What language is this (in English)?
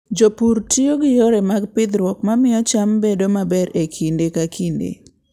Luo (Kenya and Tanzania)